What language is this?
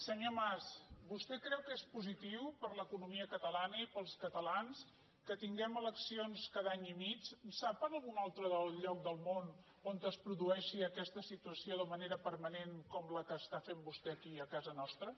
Catalan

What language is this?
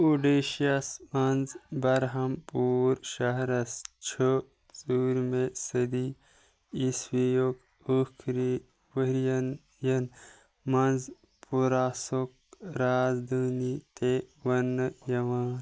Kashmiri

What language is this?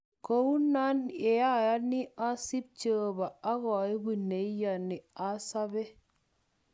Kalenjin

